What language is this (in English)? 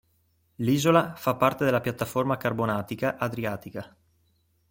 Italian